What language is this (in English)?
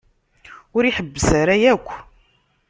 Kabyle